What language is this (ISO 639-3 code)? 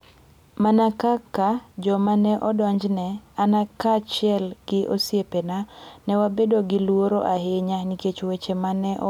luo